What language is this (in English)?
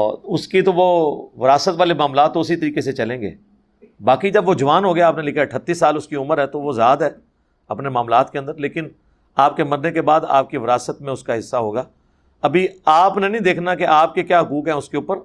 Urdu